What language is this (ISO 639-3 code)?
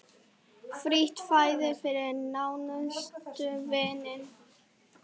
isl